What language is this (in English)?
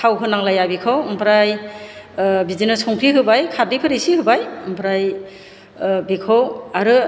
Bodo